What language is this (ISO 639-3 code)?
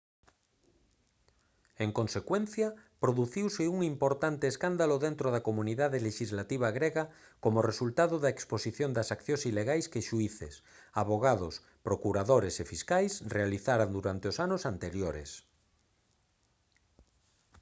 glg